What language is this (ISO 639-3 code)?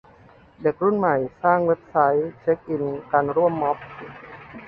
tha